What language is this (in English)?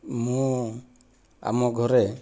Odia